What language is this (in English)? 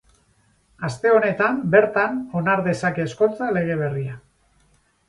Basque